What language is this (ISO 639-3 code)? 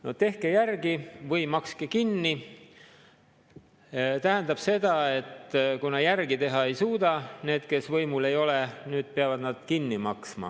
est